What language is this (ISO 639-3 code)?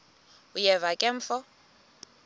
xho